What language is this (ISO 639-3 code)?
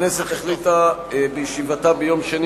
heb